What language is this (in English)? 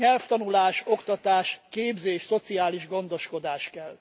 Hungarian